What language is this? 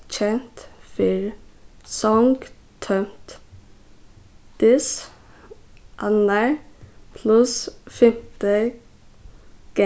Faroese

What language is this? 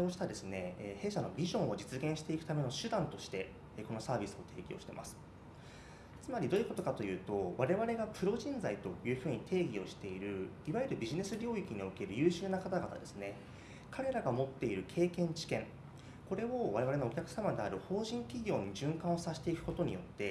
Japanese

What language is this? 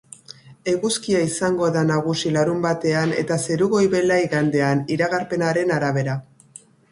Basque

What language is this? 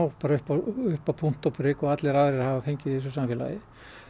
Icelandic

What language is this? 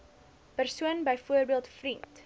Afrikaans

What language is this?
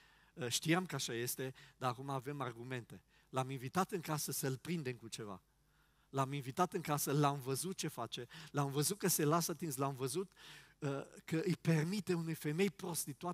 Romanian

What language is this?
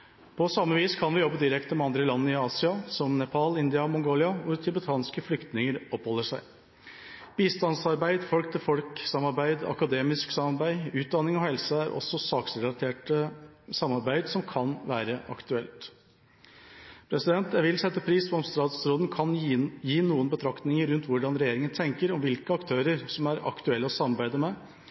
Norwegian Bokmål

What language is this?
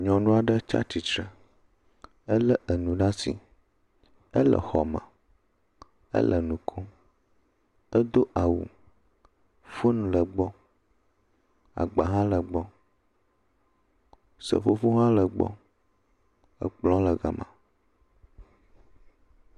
Ewe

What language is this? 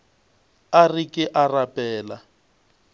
Northern Sotho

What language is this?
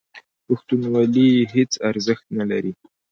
Pashto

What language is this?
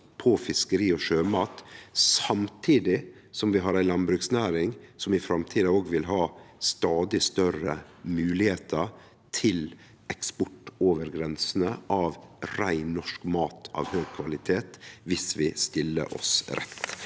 Norwegian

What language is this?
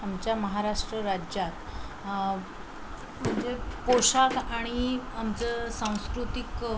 Marathi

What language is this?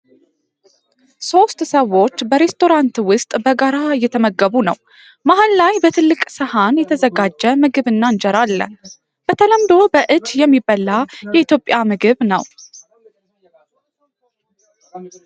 Amharic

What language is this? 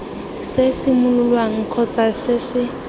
Tswana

